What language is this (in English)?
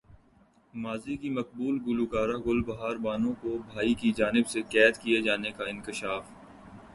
Urdu